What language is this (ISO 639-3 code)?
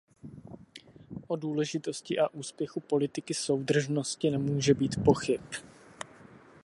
ces